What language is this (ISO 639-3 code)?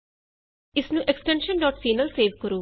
pan